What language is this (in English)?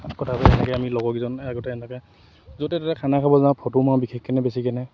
Assamese